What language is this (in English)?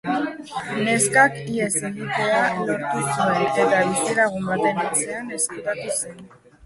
Basque